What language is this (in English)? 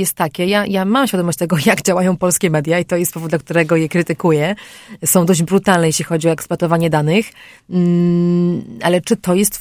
Polish